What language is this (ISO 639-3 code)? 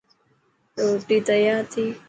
mki